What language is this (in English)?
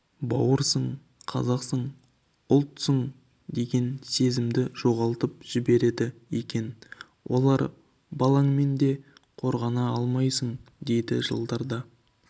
Kazakh